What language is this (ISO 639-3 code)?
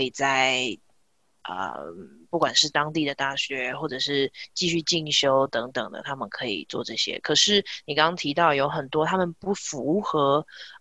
zho